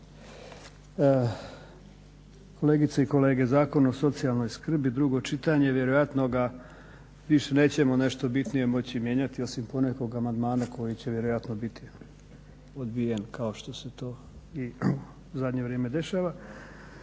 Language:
Croatian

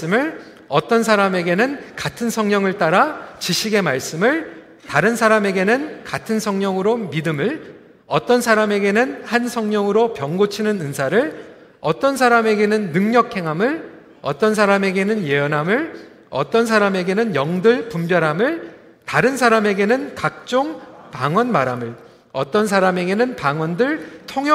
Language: Korean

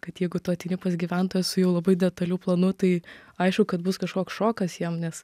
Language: Lithuanian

